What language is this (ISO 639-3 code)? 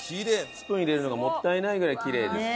jpn